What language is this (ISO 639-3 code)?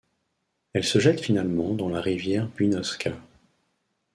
fra